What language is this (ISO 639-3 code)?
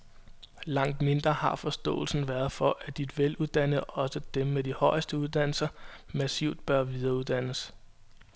dan